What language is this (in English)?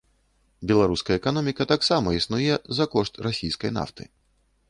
Belarusian